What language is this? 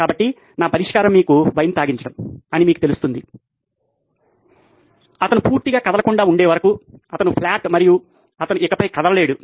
Telugu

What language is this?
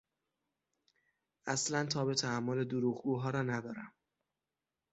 Persian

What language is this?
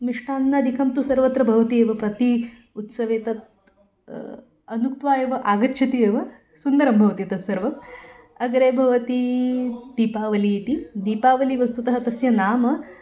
Sanskrit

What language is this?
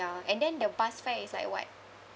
English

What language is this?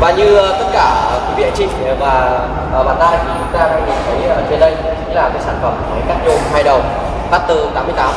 Vietnamese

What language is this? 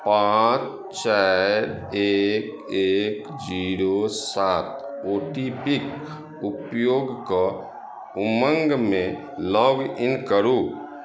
Maithili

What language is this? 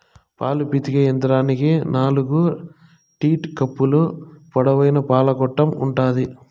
Telugu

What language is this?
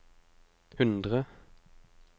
Norwegian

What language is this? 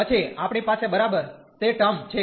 Gujarati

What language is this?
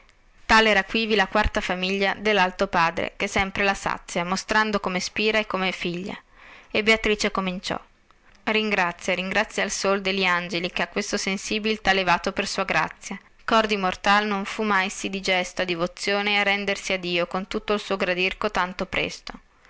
Italian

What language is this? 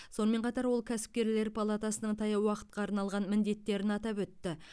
Kazakh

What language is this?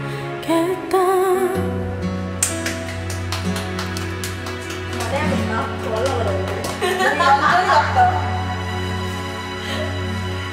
Korean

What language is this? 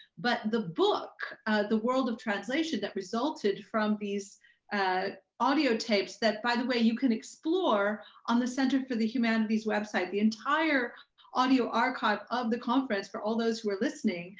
English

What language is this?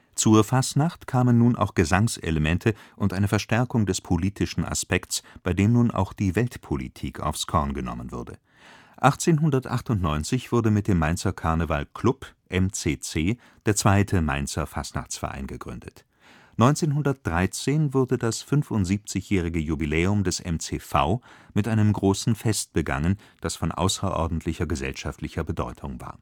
German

